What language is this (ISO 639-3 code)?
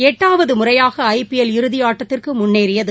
tam